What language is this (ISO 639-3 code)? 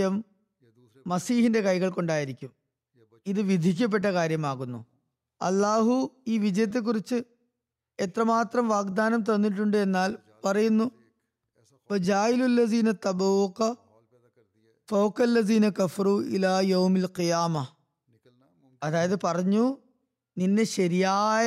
mal